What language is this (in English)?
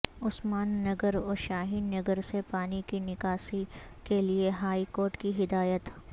Urdu